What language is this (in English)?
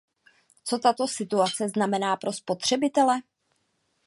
Czech